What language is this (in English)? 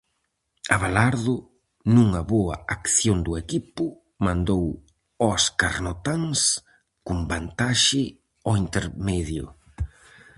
Galician